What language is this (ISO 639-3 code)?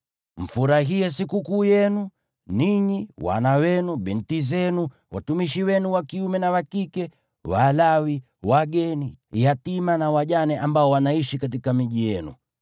swa